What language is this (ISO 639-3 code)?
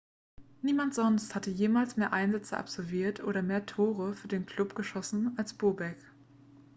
deu